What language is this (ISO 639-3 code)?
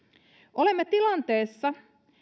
fin